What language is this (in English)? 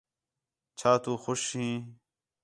Khetrani